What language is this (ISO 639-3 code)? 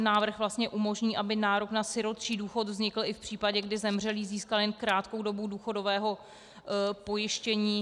ces